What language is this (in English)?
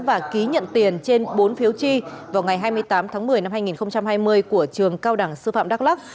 Vietnamese